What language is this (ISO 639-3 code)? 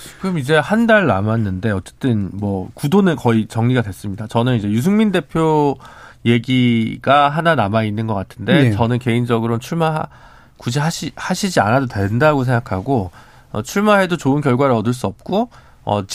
kor